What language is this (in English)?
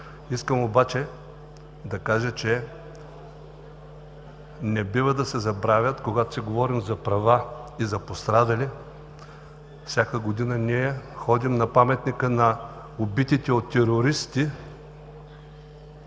Bulgarian